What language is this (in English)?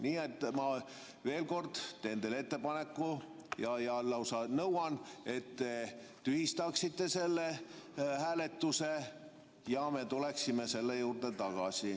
Estonian